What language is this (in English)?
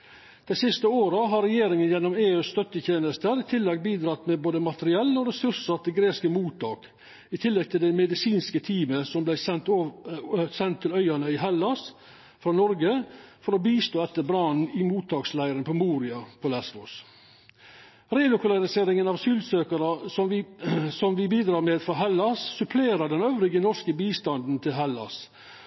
Norwegian Nynorsk